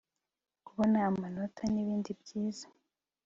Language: Kinyarwanda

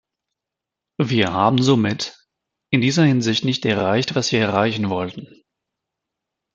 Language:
German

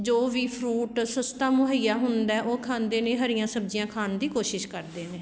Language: Punjabi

